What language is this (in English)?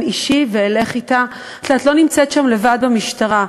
Hebrew